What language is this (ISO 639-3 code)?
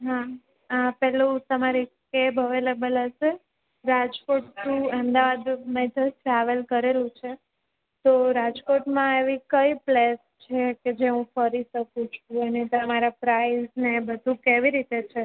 guj